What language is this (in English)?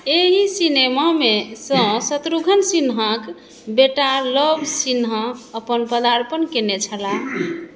Maithili